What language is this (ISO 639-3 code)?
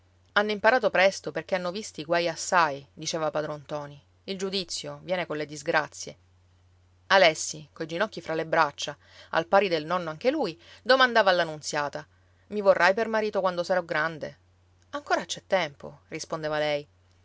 ita